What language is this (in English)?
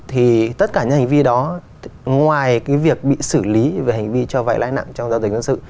Vietnamese